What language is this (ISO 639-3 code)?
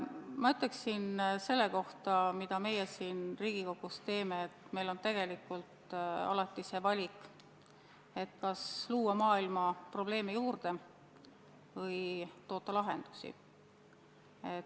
est